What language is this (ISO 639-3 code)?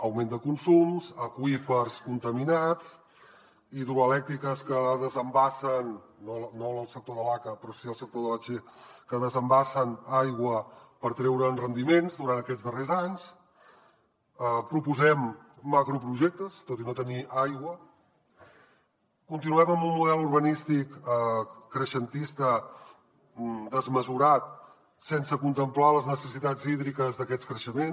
cat